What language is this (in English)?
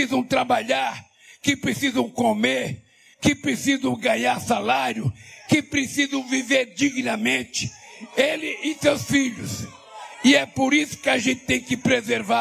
Portuguese